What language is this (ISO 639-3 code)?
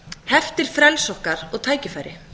isl